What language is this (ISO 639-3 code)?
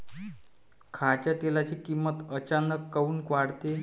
mar